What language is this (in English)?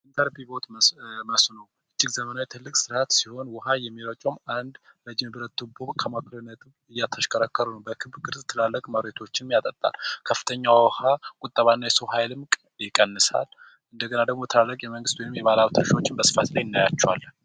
Amharic